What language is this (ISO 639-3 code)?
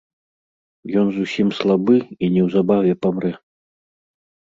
bel